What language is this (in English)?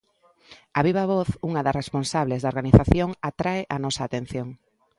Galician